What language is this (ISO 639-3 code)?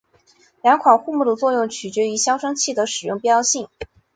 zho